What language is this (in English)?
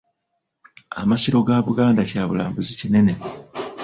Ganda